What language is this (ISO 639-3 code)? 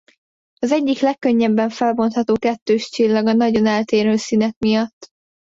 hun